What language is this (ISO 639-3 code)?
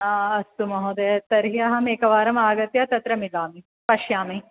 san